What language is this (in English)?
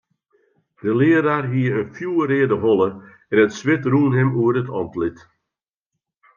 Western Frisian